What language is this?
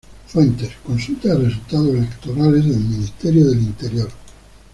Spanish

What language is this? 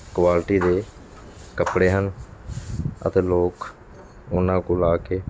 Punjabi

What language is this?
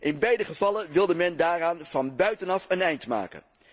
Dutch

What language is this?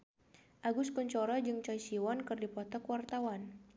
Sundanese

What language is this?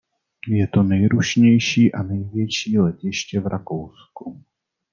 Czech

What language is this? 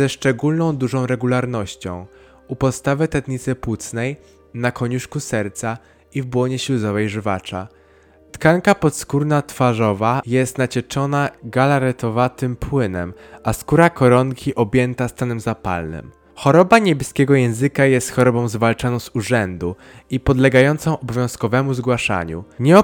Polish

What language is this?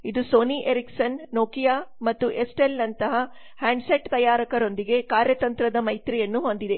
Kannada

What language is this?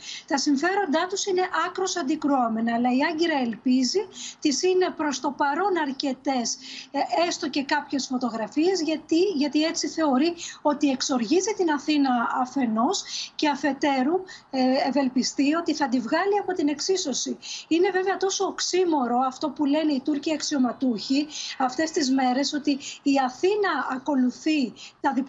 Greek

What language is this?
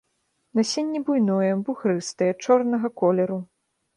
Belarusian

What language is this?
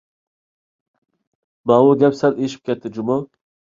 Uyghur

